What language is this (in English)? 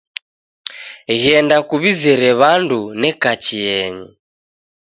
Taita